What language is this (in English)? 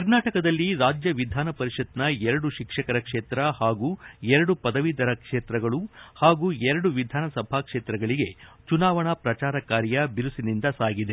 Kannada